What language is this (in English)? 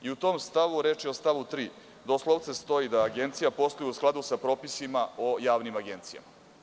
Serbian